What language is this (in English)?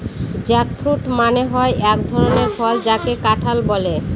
Bangla